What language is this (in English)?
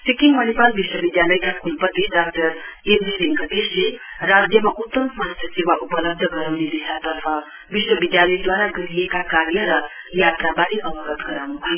Nepali